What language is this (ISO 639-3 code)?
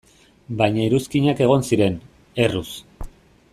eus